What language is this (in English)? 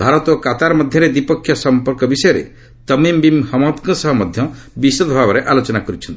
Odia